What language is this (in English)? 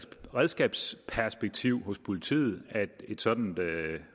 Danish